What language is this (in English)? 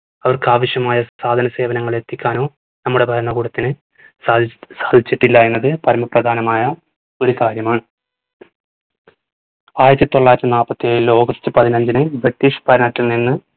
Malayalam